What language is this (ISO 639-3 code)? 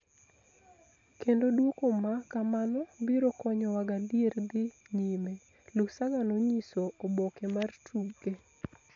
luo